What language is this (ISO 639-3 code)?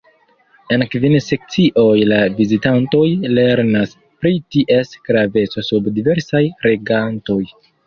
epo